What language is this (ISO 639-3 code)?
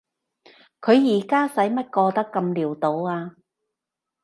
yue